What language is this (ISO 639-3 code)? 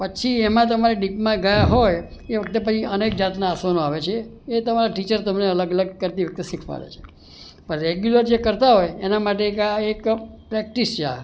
guj